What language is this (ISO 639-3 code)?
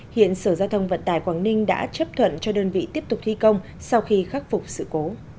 vie